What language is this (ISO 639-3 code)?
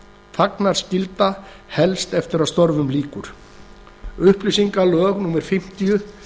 isl